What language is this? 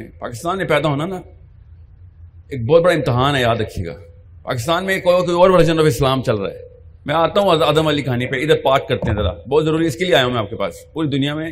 Urdu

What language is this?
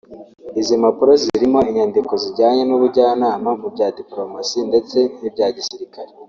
Kinyarwanda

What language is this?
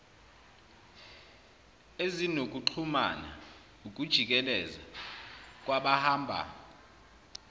Zulu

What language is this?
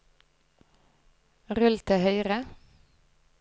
Norwegian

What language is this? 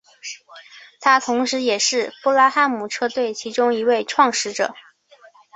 Chinese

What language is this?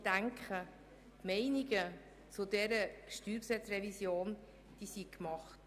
Swiss German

